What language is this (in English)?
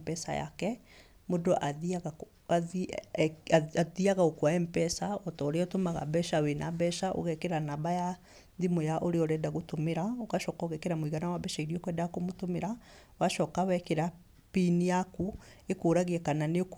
Kikuyu